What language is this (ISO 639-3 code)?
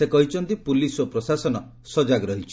ori